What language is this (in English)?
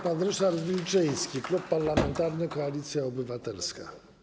Polish